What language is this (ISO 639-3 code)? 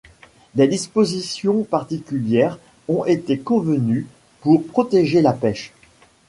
fra